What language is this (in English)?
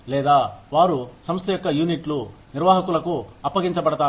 Telugu